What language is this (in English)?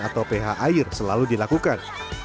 Indonesian